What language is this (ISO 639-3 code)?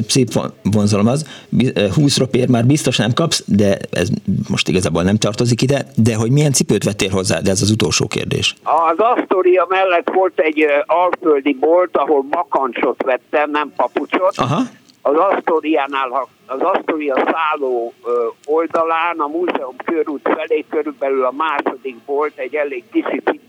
hun